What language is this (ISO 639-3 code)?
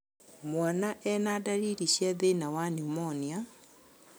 kik